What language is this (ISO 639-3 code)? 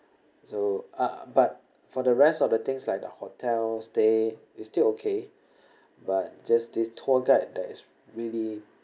eng